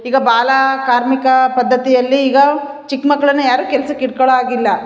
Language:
Kannada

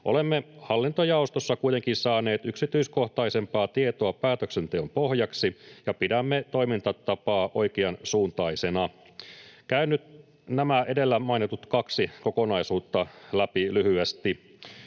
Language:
Finnish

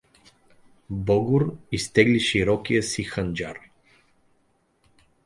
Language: Bulgarian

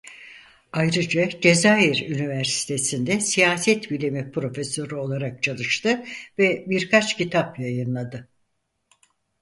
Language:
Turkish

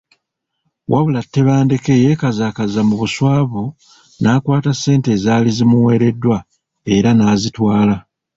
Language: Ganda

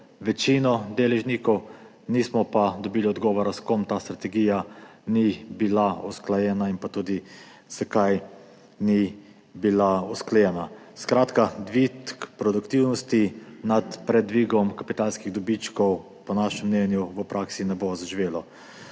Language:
Slovenian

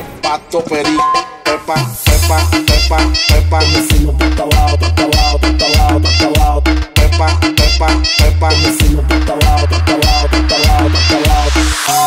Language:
Italian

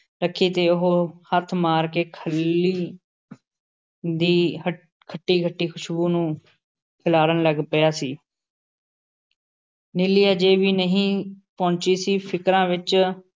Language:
Punjabi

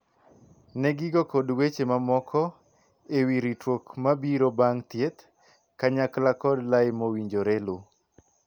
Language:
Luo (Kenya and Tanzania)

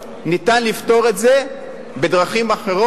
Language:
Hebrew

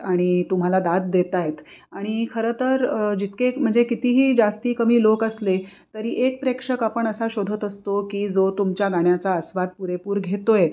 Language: Marathi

